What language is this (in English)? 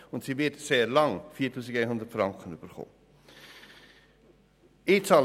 Swiss German